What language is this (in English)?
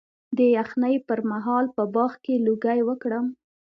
Pashto